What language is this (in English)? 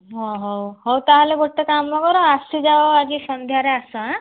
Odia